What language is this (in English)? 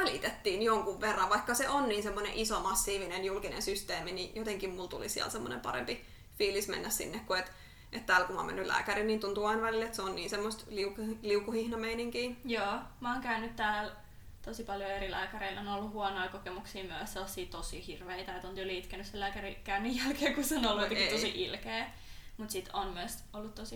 Finnish